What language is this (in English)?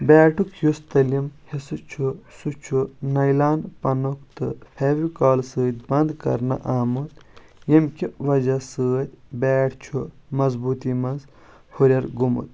Kashmiri